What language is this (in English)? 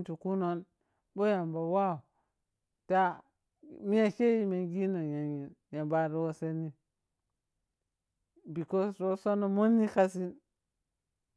Piya-Kwonci